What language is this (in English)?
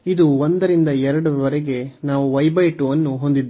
Kannada